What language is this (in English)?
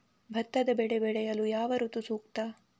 Kannada